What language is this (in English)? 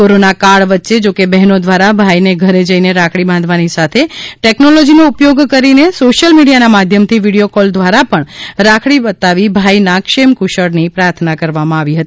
Gujarati